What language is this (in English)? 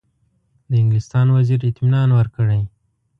Pashto